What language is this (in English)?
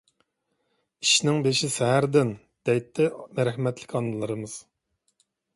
Uyghur